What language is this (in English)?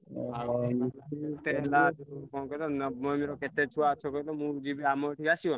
Odia